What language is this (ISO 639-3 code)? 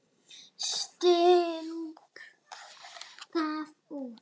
isl